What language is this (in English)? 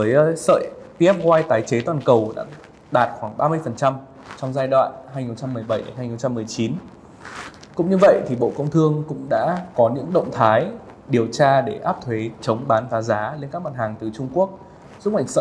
Vietnamese